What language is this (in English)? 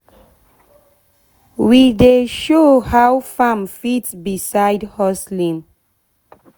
Nigerian Pidgin